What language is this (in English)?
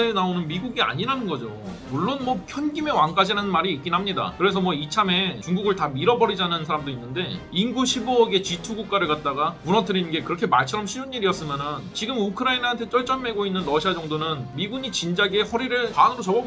Korean